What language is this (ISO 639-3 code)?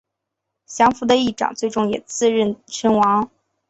zho